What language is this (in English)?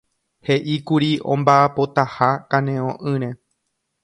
Guarani